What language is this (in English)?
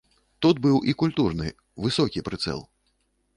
Belarusian